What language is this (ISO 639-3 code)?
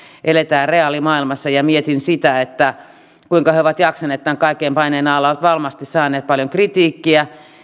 fin